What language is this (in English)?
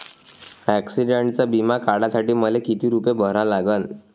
Marathi